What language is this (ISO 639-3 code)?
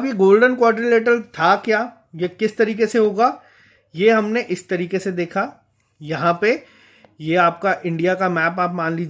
hin